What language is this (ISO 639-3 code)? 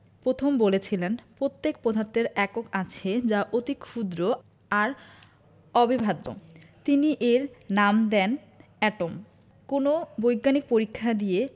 ben